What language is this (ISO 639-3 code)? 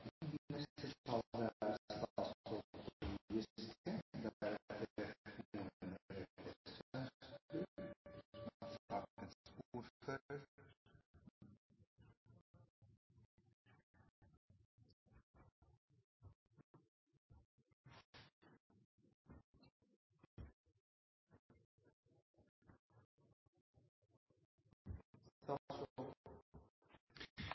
nob